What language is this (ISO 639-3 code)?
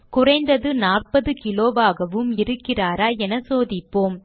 tam